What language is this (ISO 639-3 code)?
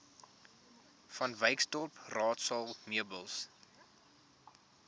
afr